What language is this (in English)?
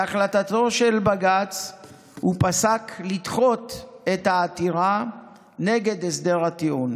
Hebrew